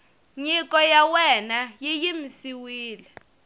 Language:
Tsonga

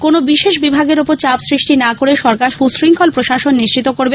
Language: Bangla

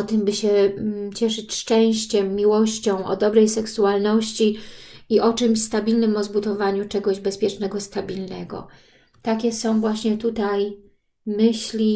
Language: Polish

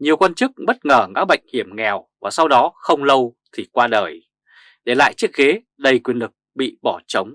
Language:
Vietnamese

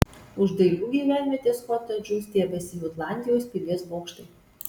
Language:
Lithuanian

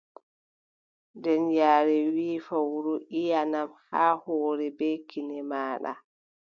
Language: Adamawa Fulfulde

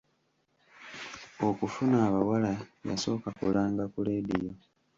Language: Ganda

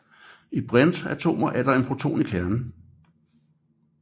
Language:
Danish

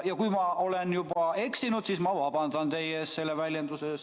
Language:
Estonian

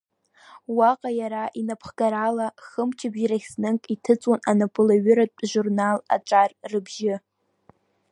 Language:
Abkhazian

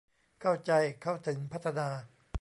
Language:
Thai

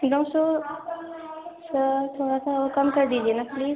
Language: Urdu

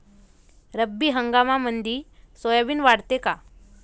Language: Marathi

